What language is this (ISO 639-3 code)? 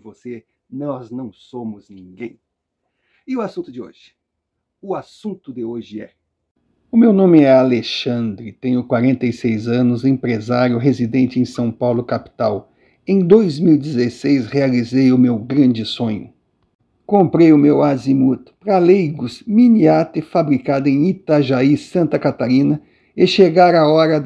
por